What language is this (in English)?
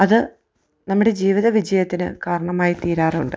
Malayalam